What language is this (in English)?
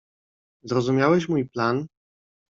Polish